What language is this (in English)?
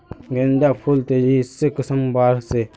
Magahi